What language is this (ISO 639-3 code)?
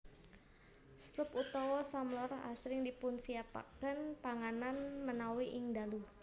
jav